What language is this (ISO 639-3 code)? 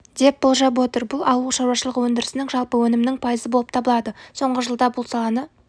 kaz